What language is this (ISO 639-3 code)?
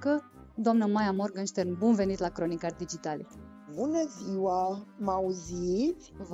ron